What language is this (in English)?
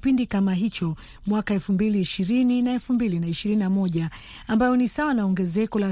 Swahili